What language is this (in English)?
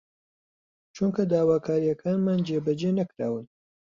Central Kurdish